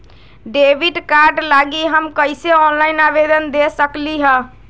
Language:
Magahi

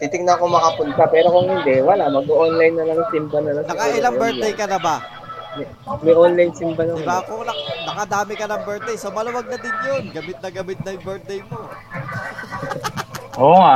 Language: Filipino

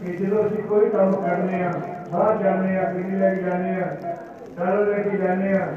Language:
Punjabi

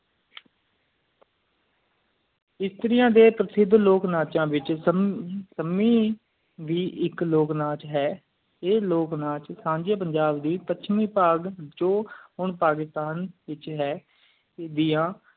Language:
Punjabi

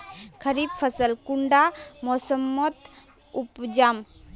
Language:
Magahi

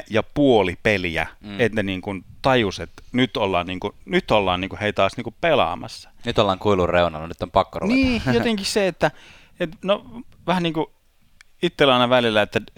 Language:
Finnish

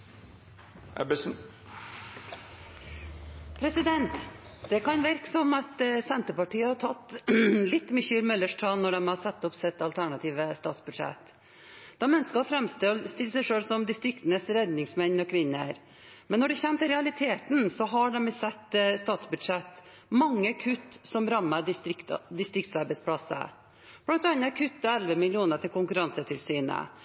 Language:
Norwegian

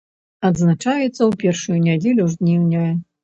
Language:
Belarusian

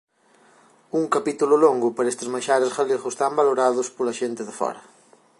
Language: Galician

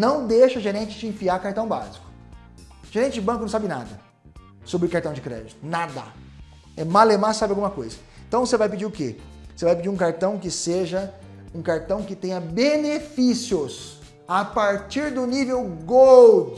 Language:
Portuguese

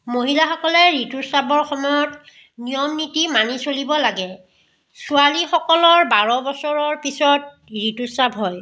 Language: Assamese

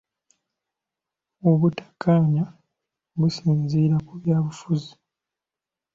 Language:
Ganda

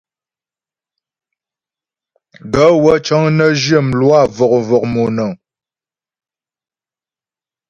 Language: Ghomala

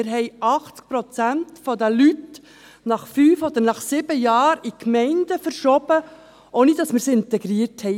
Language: Swiss German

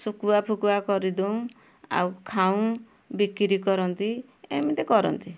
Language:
Odia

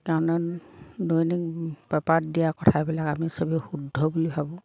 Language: Assamese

